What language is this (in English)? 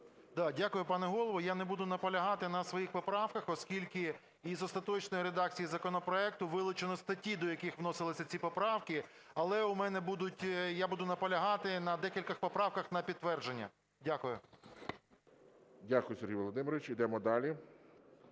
Ukrainian